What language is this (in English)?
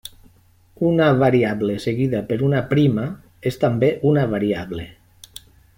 Catalan